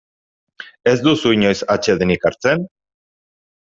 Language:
Basque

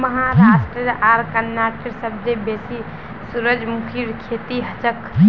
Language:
Magahi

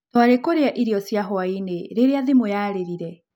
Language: Kikuyu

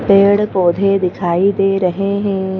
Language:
Hindi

